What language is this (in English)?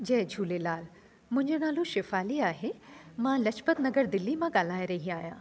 Sindhi